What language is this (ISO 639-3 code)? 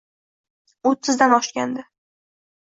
uzb